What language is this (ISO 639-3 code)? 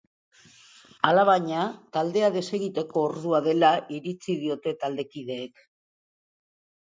eus